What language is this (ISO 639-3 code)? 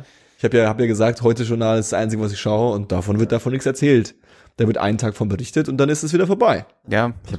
deu